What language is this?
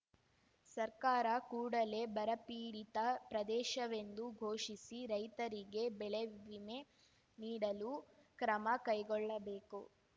Kannada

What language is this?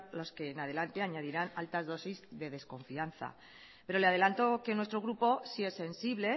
Spanish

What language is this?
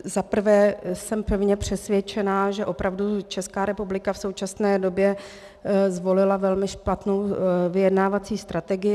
Czech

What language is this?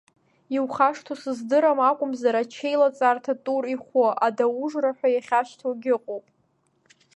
Abkhazian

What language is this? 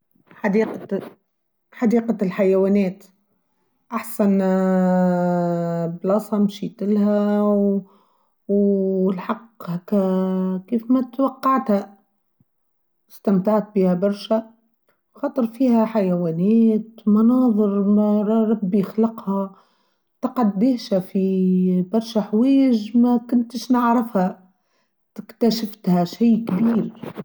Tunisian Arabic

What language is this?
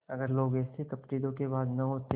Hindi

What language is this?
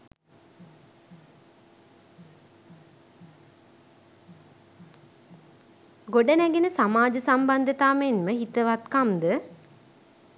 Sinhala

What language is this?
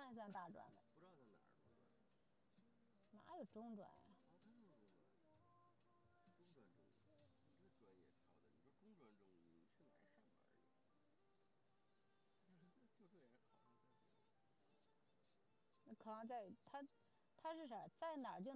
Chinese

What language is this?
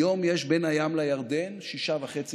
Hebrew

